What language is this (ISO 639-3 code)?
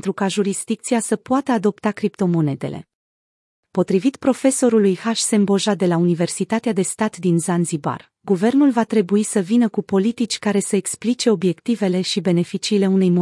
ron